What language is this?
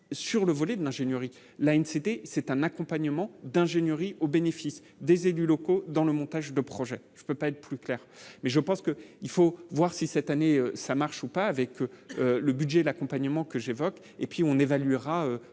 French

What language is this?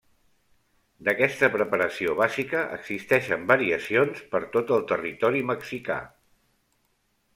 Catalan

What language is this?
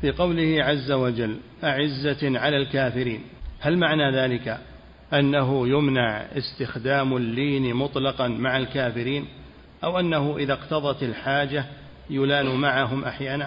Arabic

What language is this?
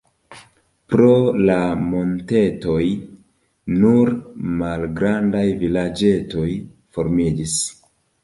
Esperanto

